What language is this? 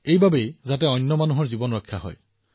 Assamese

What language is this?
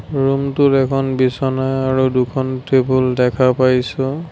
Assamese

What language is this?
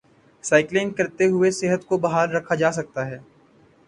Urdu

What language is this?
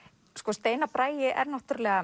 Icelandic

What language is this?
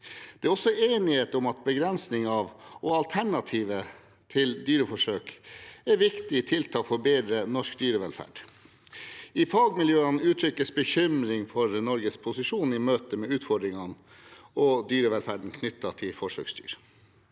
Norwegian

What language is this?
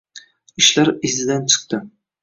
Uzbek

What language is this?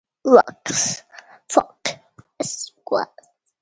Portuguese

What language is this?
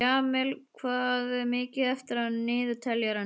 Icelandic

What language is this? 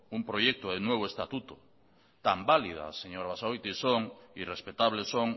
Spanish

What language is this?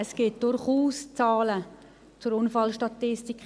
Swiss German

